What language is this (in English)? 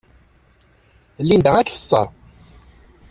Kabyle